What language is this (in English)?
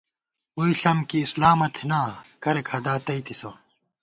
Gawar-Bati